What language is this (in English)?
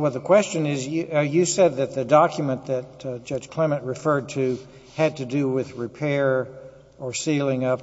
English